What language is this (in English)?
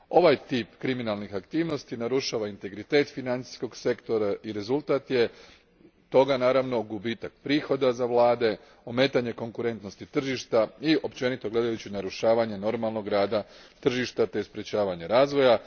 Croatian